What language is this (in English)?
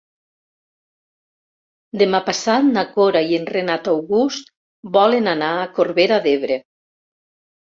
Catalan